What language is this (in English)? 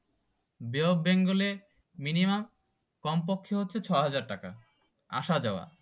Bangla